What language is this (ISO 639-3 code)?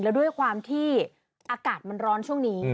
tha